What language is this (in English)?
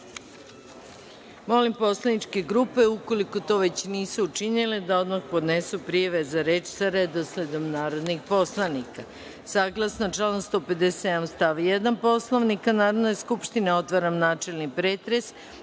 Serbian